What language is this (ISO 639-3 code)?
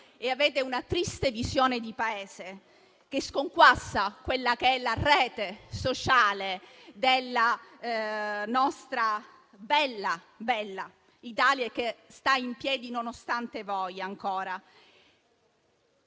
ita